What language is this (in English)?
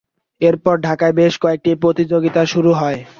Bangla